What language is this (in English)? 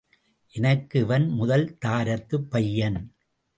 Tamil